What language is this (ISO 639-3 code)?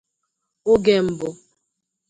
ibo